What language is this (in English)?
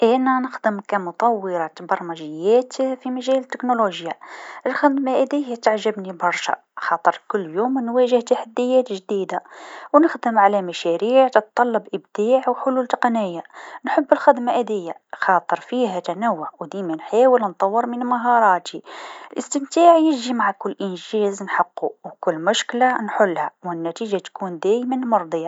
Tunisian Arabic